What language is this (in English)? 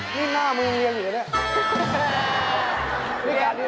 Thai